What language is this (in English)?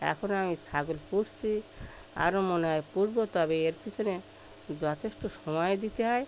Bangla